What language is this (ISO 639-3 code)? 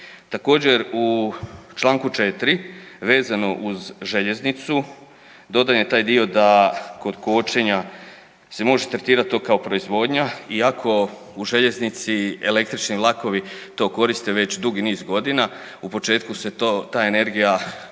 hrv